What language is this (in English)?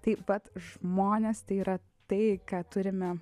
Lithuanian